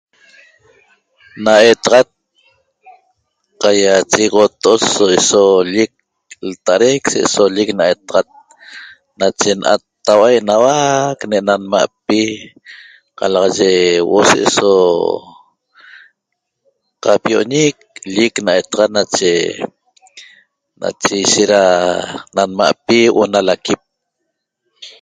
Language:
Toba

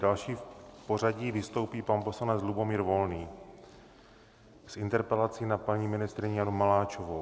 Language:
Czech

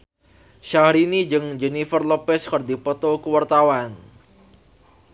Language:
Sundanese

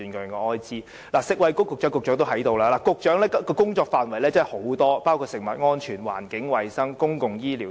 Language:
Cantonese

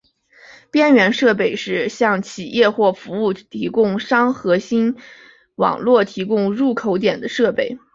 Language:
Chinese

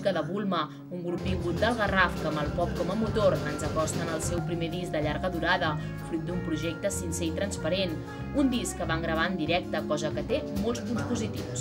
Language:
Spanish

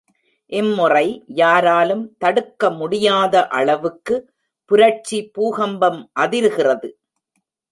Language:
Tamil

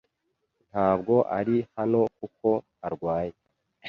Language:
Kinyarwanda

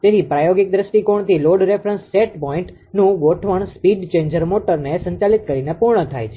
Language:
Gujarati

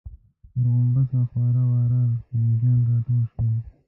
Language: Pashto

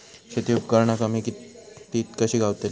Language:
Marathi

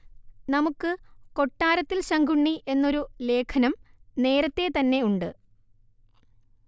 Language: Malayalam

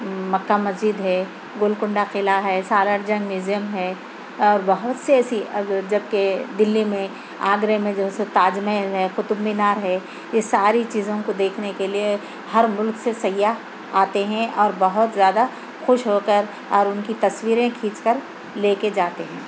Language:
Urdu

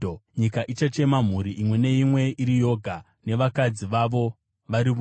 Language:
Shona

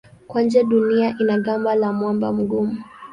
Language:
Swahili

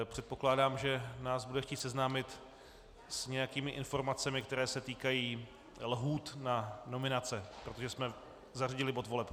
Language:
Czech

